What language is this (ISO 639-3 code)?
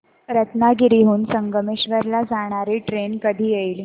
mar